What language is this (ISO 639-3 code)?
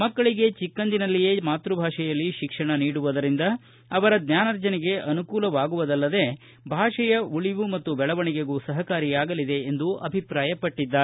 kan